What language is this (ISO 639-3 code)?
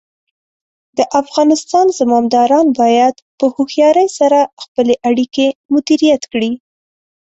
pus